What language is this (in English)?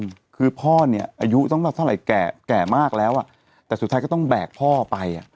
Thai